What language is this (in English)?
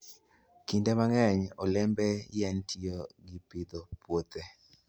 Luo (Kenya and Tanzania)